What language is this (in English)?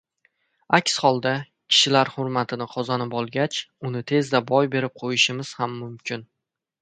Uzbek